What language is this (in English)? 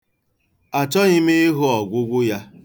Igbo